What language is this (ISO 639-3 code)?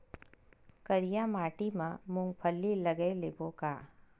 hne